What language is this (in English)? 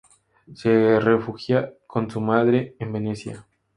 Spanish